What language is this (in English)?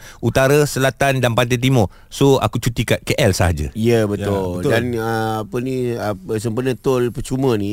Malay